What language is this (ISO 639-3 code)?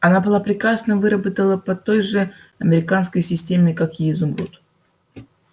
rus